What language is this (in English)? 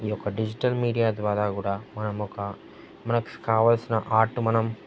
Telugu